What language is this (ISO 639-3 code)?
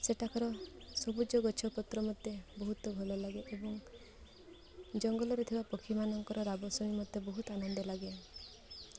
ori